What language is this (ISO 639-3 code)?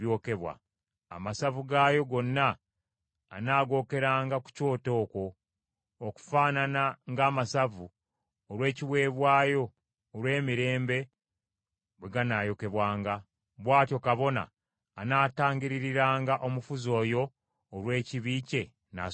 lug